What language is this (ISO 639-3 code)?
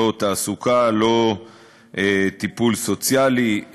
heb